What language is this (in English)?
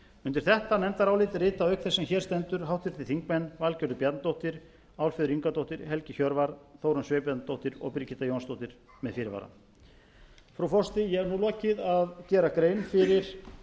Icelandic